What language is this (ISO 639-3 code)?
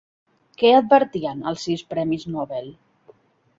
cat